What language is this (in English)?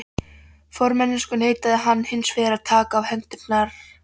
Icelandic